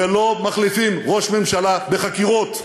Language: Hebrew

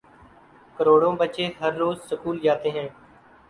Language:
Urdu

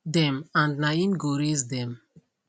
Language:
Nigerian Pidgin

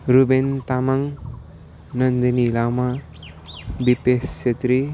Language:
Nepali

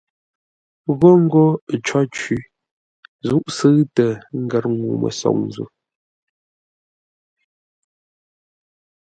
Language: Ngombale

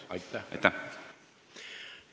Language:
Estonian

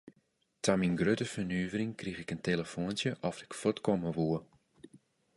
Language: Western Frisian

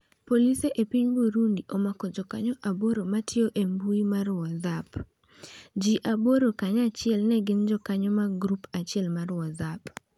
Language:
Luo (Kenya and Tanzania)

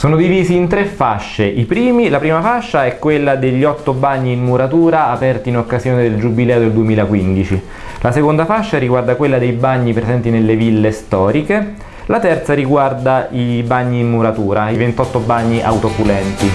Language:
Italian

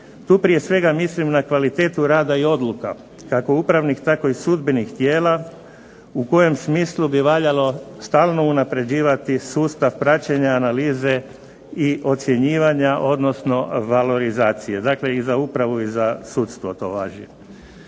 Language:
Croatian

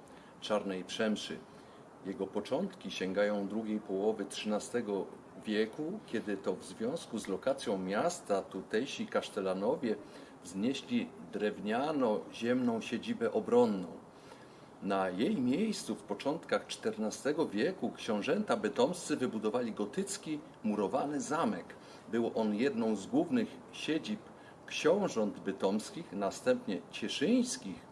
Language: Polish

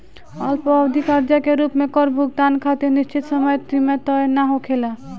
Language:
Bhojpuri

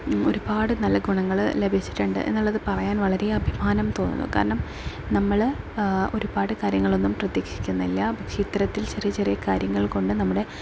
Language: Malayalam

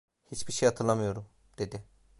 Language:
Turkish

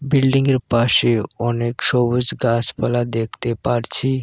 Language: Bangla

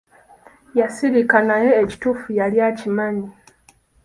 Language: Ganda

